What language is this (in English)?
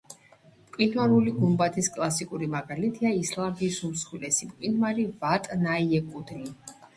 Georgian